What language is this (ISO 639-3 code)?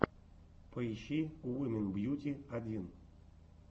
rus